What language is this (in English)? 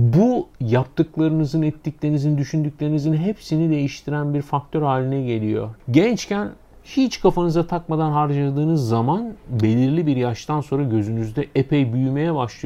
Turkish